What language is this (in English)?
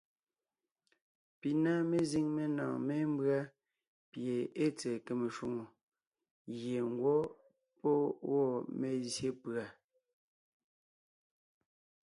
Ngiemboon